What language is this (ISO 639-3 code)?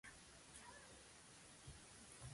qxw